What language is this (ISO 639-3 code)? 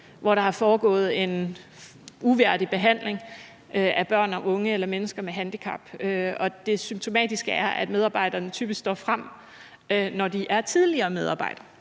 dan